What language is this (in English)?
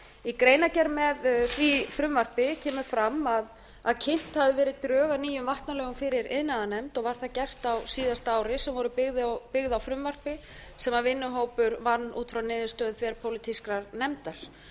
Icelandic